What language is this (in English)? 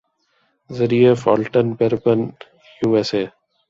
Urdu